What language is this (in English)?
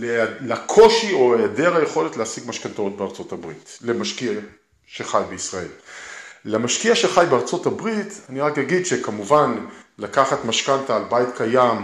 Hebrew